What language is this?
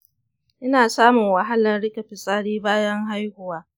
Hausa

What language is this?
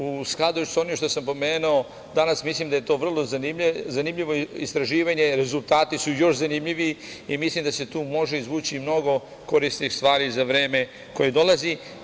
Serbian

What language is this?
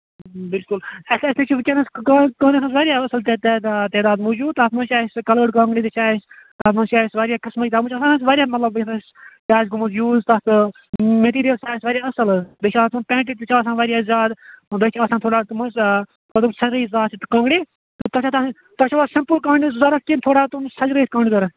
Kashmiri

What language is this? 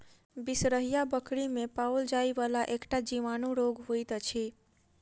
Maithili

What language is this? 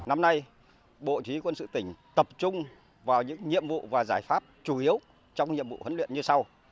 Vietnamese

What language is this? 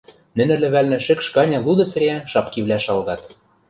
Western Mari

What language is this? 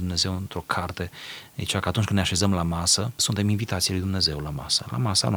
Romanian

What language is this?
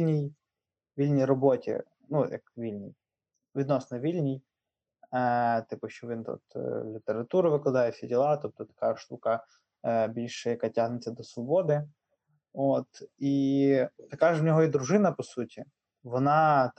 Ukrainian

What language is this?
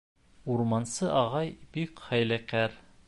Bashkir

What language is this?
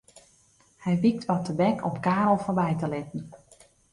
Western Frisian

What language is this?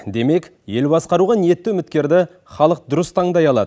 Kazakh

